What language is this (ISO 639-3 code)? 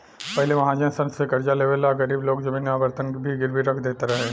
bho